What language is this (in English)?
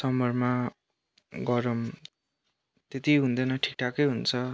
Nepali